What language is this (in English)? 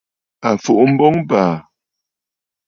Bafut